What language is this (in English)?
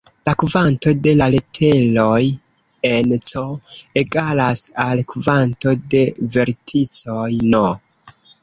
Esperanto